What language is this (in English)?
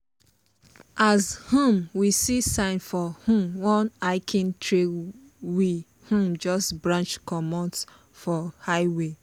Nigerian Pidgin